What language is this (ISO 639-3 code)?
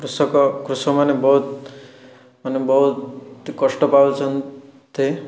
ori